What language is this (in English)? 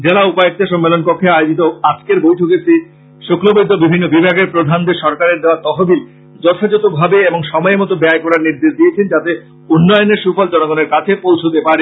Bangla